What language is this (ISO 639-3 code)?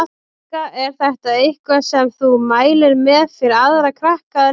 isl